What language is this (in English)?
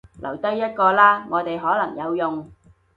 Cantonese